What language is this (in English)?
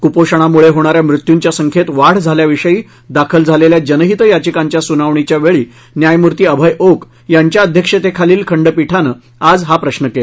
Marathi